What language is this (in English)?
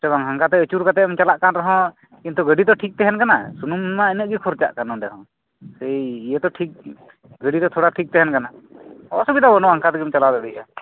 Santali